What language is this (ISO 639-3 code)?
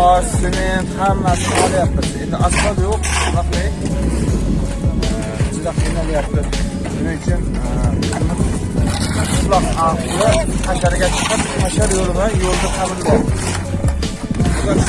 tur